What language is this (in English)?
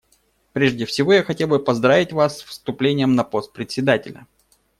Russian